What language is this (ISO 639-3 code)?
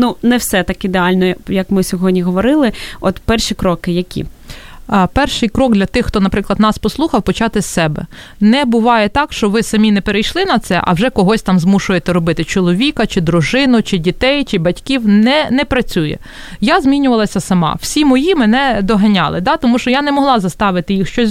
ukr